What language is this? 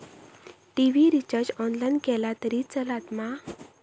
Marathi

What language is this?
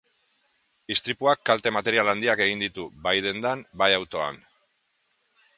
Basque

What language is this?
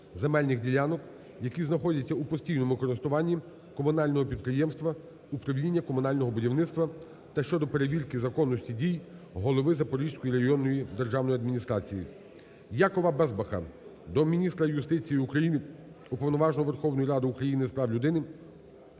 Ukrainian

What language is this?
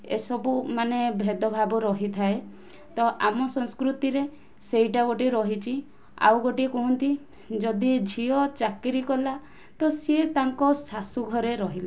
Odia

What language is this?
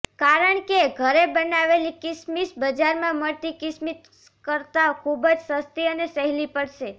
Gujarati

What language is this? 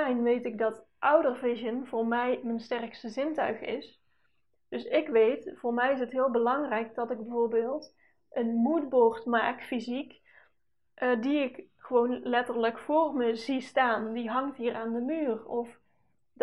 Dutch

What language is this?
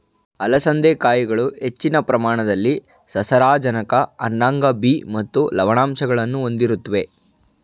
Kannada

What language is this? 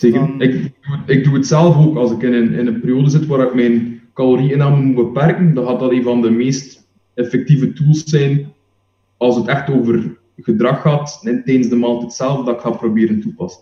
Dutch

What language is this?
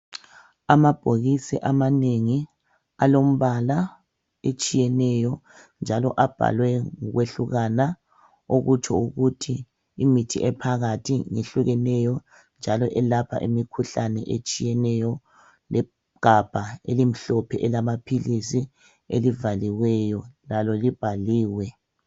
North Ndebele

